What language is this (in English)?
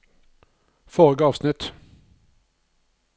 Norwegian